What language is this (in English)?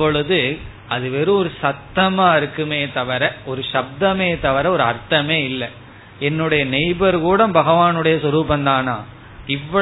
Tamil